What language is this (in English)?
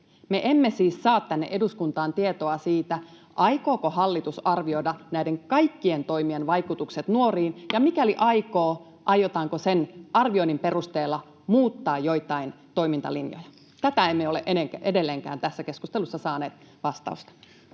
Finnish